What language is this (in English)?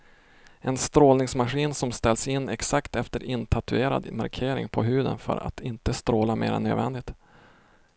Swedish